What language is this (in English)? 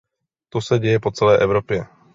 Czech